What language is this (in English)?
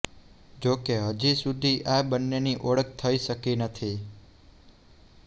Gujarati